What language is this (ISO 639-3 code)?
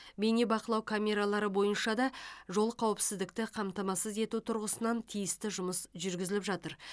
kaz